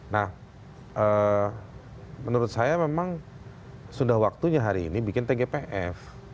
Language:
Indonesian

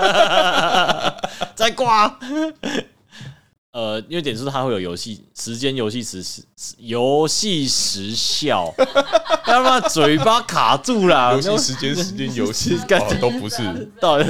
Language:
Chinese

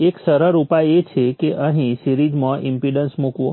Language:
Gujarati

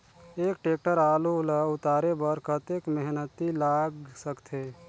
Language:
Chhattisgarhi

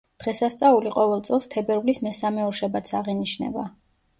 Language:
Georgian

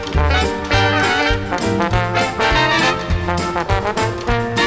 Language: Thai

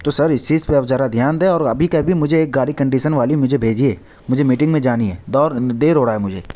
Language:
Urdu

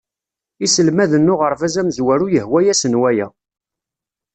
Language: Kabyle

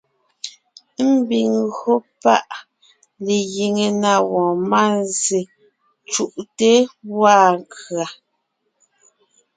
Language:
Ngiemboon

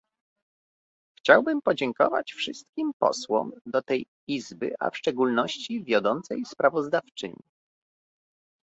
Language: Polish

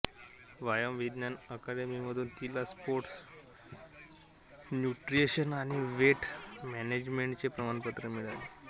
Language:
Marathi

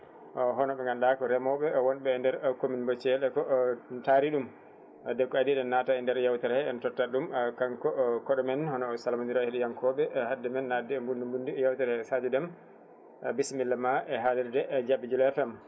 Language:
Fula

